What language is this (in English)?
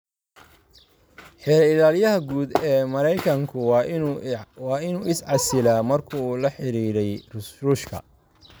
Somali